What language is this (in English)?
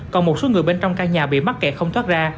Vietnamese